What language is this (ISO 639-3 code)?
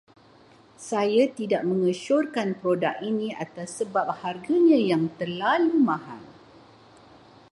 msa